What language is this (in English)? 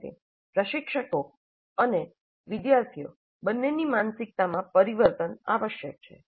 Gujarati